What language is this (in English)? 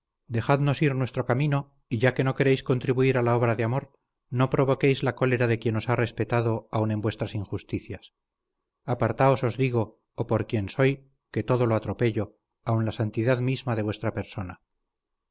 Spanish